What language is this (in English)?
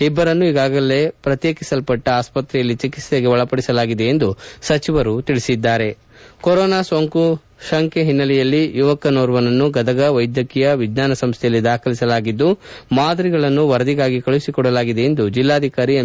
Kannada